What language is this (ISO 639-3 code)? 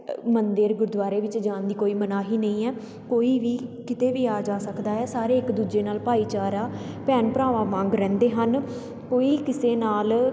pan